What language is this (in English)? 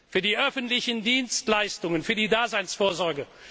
German